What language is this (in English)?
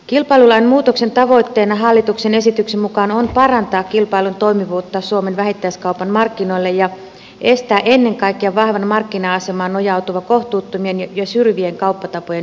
Finnish